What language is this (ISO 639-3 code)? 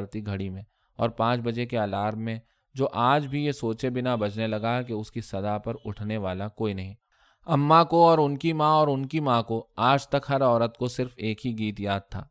urd